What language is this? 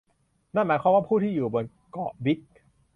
Thai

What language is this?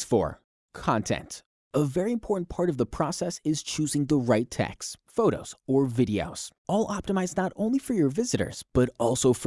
English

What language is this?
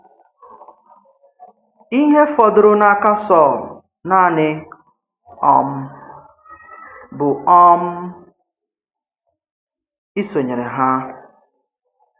Igbo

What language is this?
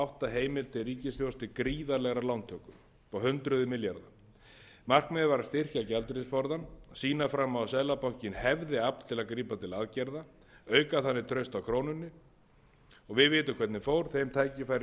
Icelandic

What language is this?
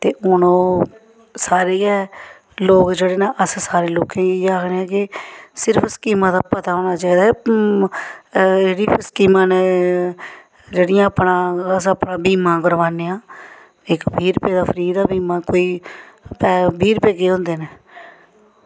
Dogri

